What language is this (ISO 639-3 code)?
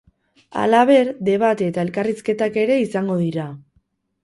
eus